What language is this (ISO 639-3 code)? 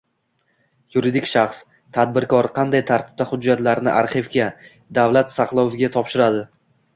uzb